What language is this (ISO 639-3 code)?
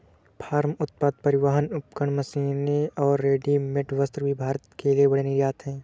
hin